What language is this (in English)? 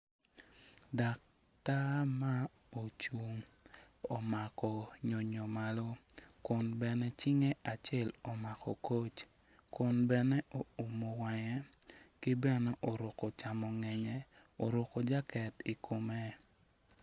Acoli